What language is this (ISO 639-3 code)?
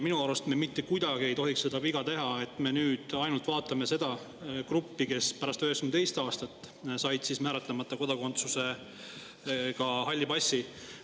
est